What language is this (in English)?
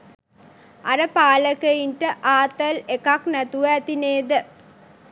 Sinhala